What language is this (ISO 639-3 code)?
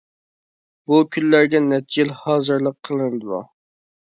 uig